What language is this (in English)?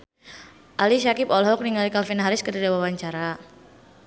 Sundanese